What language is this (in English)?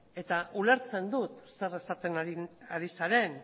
Basque